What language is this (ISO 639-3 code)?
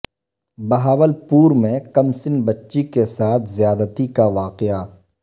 urd